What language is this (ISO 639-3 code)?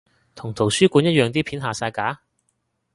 yue